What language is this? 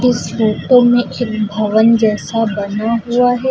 Hindi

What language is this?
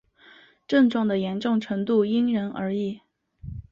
Chinese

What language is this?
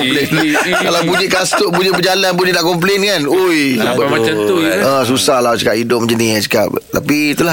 Malay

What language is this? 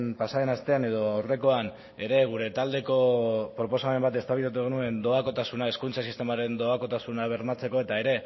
Basque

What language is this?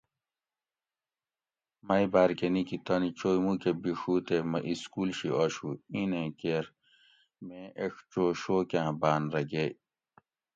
Gawri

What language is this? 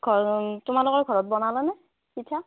Assamese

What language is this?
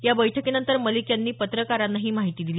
Marathi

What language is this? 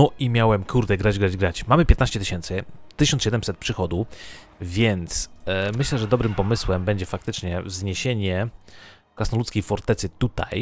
Polish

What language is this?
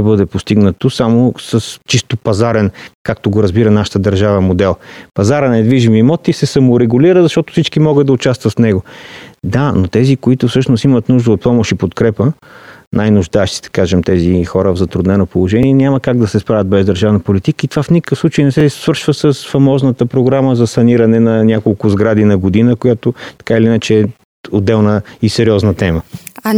Bulgarian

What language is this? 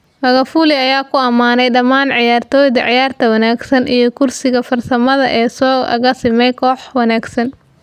Somali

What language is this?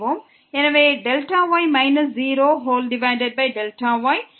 Tamil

